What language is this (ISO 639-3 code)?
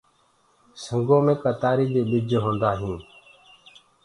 ggg